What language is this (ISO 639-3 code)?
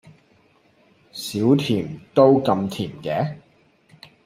yue